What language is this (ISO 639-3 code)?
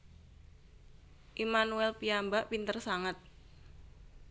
jav